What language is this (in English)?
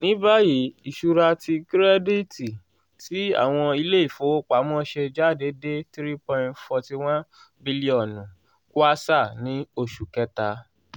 Yoruba